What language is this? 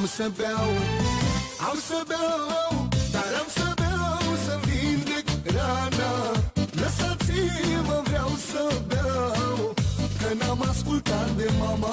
Romanian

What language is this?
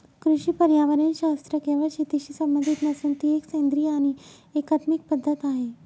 Marathi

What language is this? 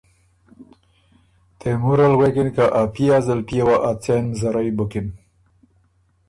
Ormuri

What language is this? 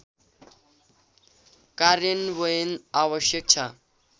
Nepali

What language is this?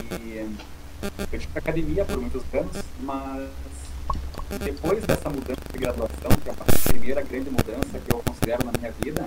Portuguese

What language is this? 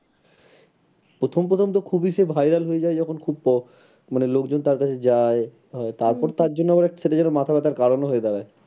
Bangla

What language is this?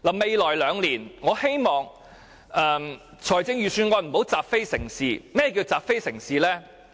Cantonese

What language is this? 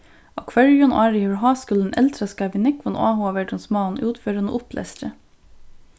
Faroese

